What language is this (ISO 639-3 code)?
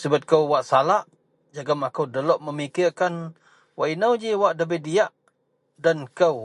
mel